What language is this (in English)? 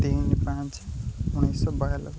Odia